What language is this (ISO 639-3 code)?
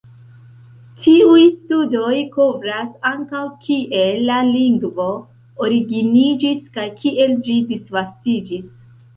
epo